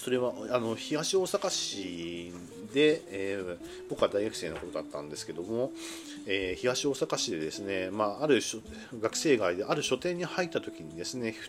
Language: Japanese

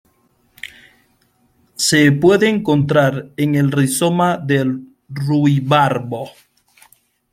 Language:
Spanish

